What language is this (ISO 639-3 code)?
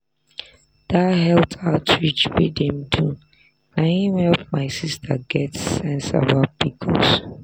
pcm